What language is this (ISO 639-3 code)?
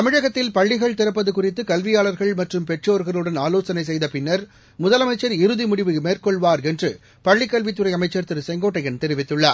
tam